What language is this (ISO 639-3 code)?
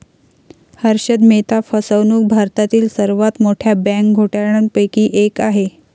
mar